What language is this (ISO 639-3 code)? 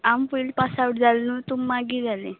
kok